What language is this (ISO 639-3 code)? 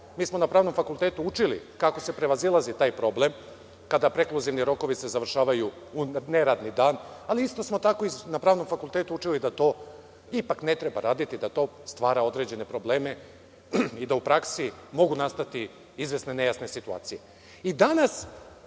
srp